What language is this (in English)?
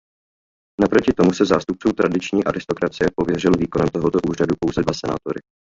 Czech